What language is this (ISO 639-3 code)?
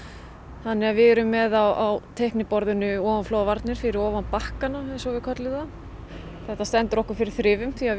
isl